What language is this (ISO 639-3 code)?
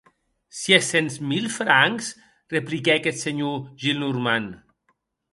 oci